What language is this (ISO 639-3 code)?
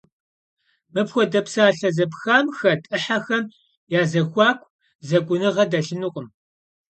kbd